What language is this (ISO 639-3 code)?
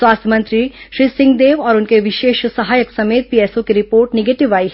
hin